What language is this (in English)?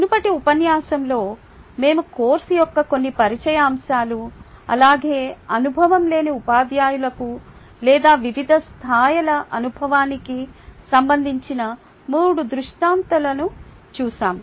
Telugu